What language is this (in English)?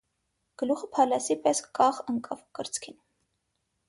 Armenian